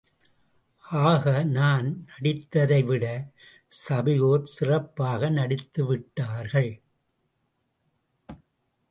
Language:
Tamil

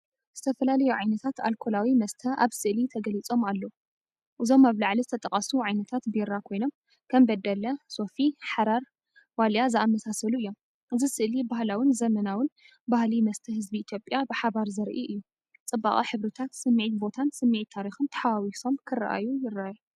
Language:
Tigrinya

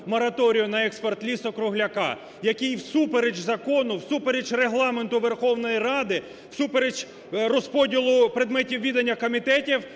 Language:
Ukrainian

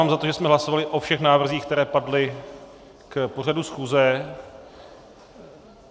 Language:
Czech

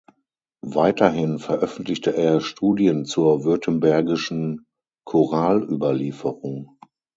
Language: German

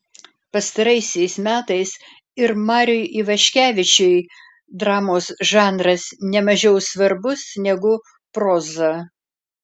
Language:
Lithuanian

